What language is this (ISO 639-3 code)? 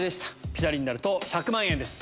jpn